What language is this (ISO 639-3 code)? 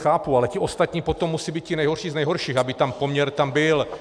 ces